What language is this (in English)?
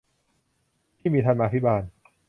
Thai